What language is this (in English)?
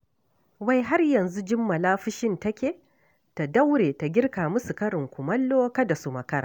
Hausa